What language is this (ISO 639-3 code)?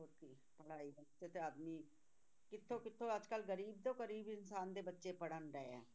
pan